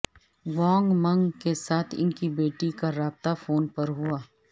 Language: Urdu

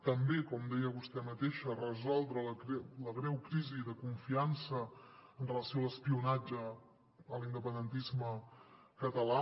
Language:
Catalan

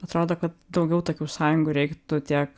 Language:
Lithuanian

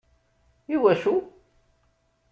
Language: Kabyle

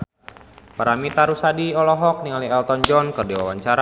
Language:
Sundanese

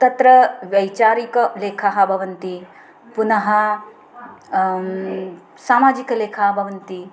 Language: Sanskrit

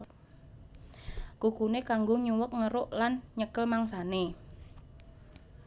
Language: Javanese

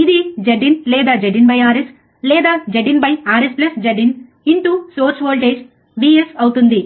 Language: Telugu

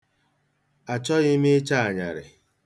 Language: Igbo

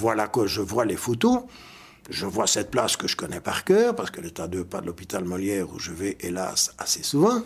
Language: French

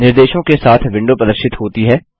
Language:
Hindi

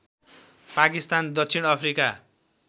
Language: Nepali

